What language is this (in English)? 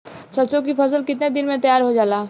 Bhojpuri